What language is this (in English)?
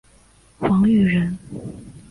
Chinese